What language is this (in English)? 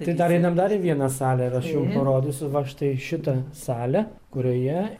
Lithuanian